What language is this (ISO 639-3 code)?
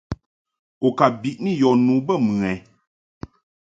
mhk